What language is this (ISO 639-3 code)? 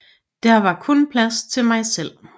dan